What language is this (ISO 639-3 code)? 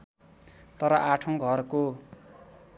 nep